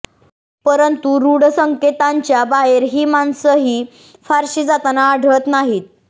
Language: Marathi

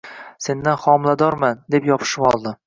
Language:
Uzbek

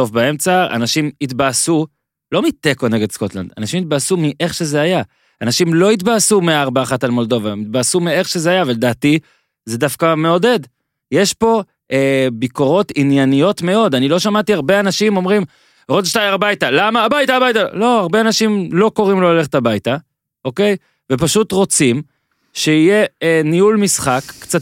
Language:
Hebrew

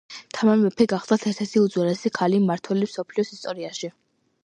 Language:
Georgian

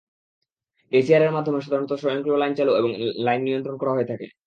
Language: Bangla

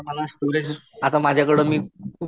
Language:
Marathi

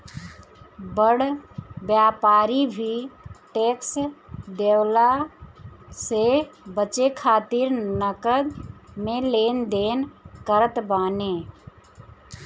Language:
Bhojpuri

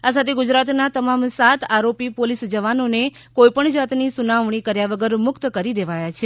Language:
Gujarati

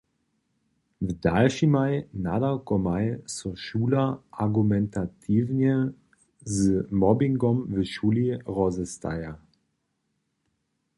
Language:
Upper Sorbian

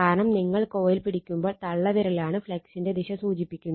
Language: Malayalam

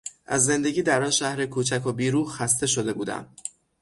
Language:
Persian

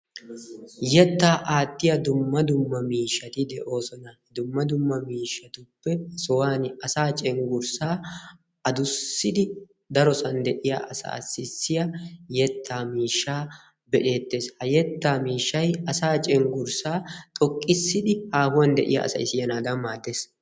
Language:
Wolaytta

